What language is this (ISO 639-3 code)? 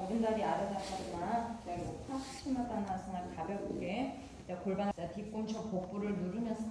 kor